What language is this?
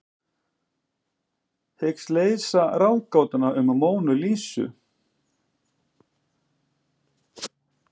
Icelandic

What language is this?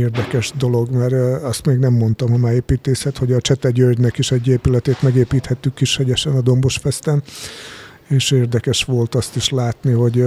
Hungarian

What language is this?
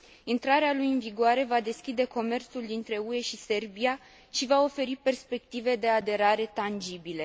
Romanian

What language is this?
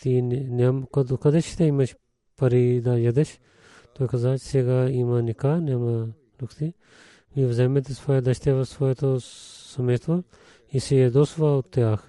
Bulgarian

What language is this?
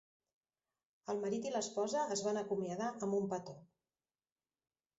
Catalan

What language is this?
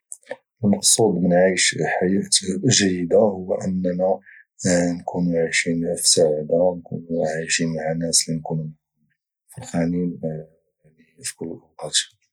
Moroccan Arabic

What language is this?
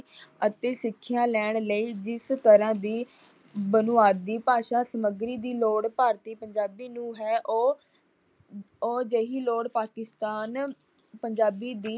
Punjabi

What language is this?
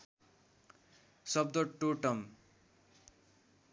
Nepali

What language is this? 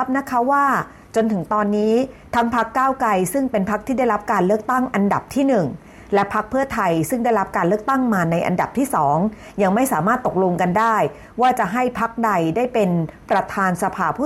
Thai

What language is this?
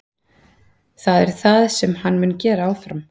Icelandic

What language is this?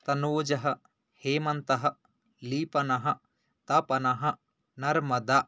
Sanskrit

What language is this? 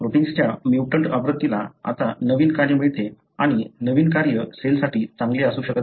Marathi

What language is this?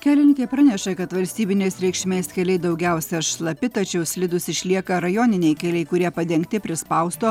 Lithuanian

